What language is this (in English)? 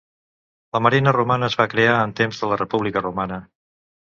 Catalan